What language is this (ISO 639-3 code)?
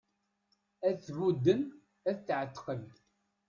kab